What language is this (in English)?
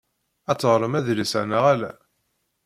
Kabyle